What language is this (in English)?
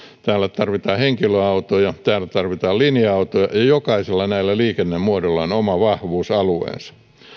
Finnish